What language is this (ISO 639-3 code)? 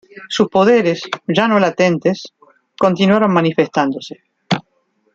spa